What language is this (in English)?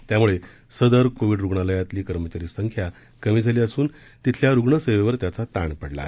Marathi